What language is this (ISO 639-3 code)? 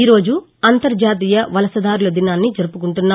tel